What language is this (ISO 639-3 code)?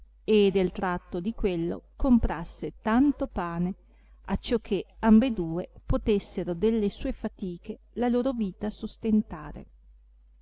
ita